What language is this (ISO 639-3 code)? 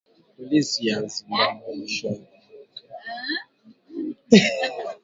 swa